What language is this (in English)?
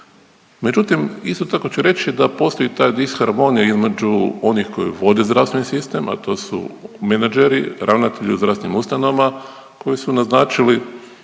Croatian